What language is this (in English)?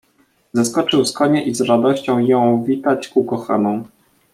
Polish